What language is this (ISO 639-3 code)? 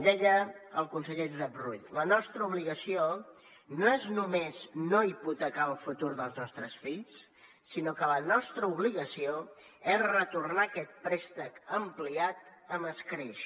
cat